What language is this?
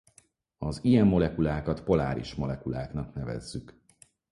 Hungarian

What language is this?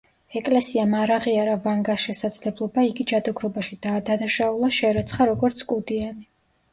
Georgian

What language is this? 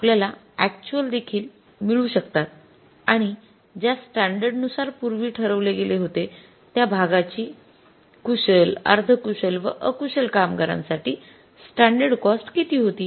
Marathi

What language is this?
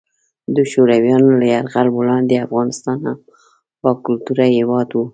Pashto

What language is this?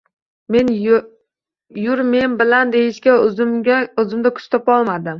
Uzbek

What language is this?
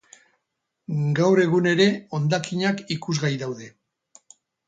Basque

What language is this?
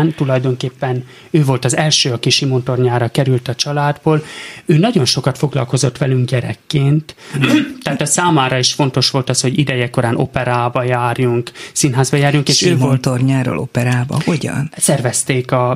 Hungarian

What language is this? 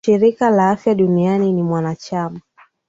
Swahili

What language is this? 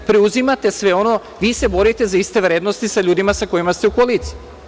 Serbian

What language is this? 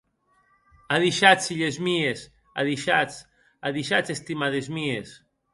Occitan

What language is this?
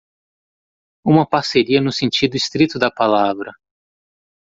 Portuguese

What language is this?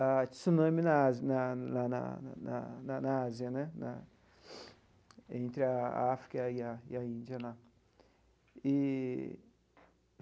Portuguese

